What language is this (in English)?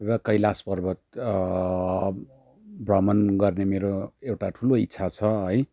Nepali